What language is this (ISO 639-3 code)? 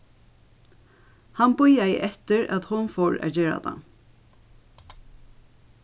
fao